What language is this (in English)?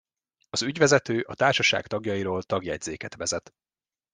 Hungarian